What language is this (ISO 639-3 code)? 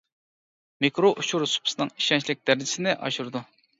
uig